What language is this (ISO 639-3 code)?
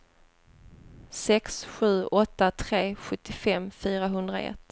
swe